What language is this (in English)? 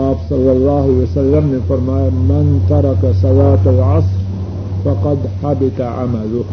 Urdu